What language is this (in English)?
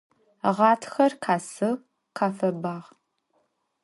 Adyghe